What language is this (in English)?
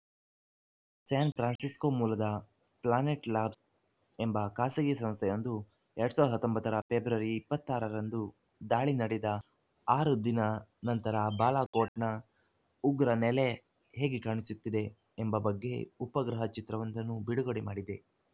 Kannada